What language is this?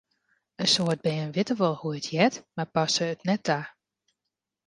Western Frisian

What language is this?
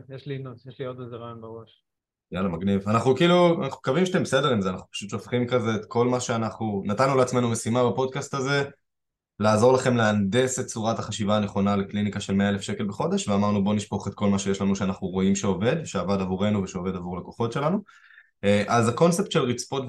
Hebrew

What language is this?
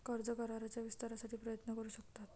Marathi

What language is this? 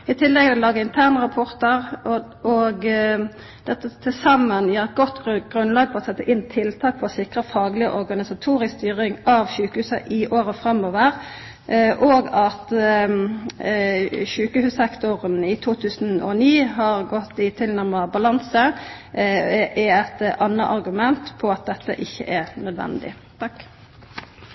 Norwegian Nynorsk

